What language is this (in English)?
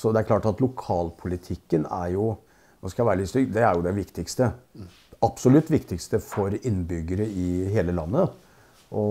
Norwegian